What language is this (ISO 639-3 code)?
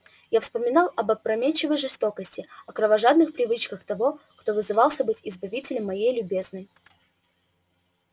rus